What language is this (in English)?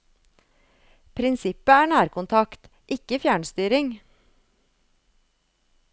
Norwegian